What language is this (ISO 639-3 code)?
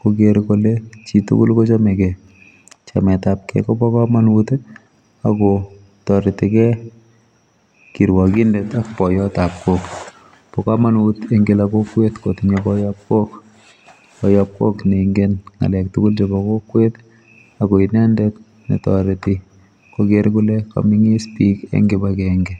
kln